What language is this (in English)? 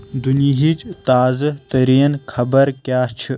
Kashmiri